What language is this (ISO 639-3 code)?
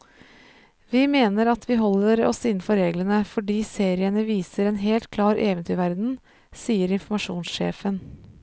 nor